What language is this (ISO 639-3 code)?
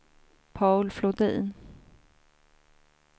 swe